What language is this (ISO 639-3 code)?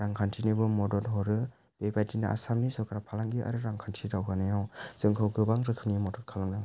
brx